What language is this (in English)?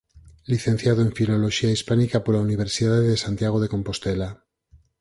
Galician